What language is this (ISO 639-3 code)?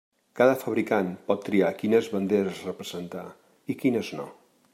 cat